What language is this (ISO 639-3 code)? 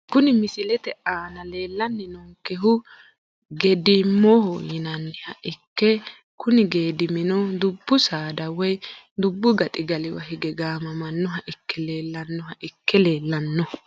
sid